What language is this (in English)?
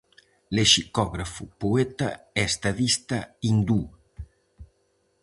Galician